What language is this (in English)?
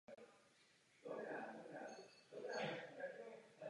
Czech